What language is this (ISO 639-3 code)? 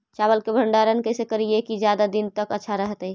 mag